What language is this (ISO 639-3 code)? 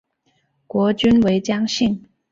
zho